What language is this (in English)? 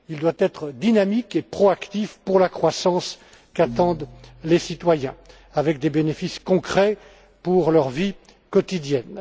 French